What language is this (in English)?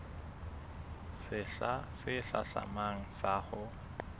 Southern Sotho